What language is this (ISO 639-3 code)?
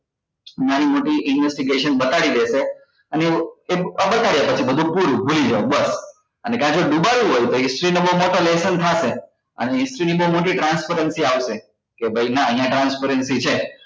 guj